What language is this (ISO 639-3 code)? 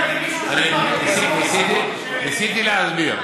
heb